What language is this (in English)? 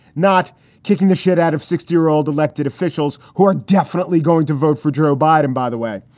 English